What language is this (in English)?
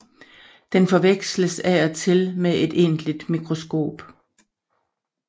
Danish